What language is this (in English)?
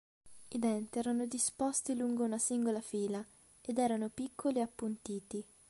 Italian